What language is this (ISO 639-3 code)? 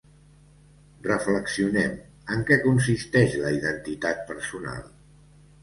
cat